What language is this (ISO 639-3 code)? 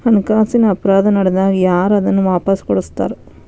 kan